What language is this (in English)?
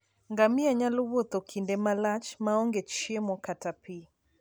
Luo (Kenya and Tanzania)